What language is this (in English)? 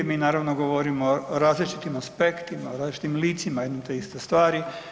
Croatian